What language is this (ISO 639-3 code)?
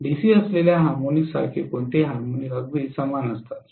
mar